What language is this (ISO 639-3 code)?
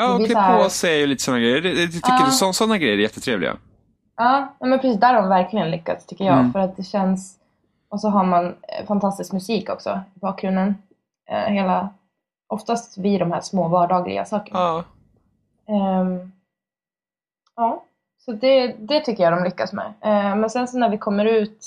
swe